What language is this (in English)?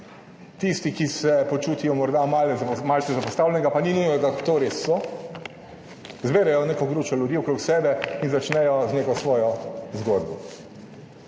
Slovenian